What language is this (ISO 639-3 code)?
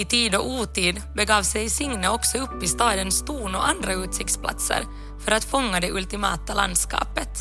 swe